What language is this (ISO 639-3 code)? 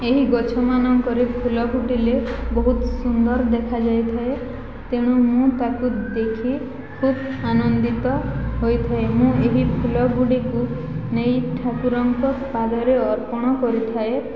ori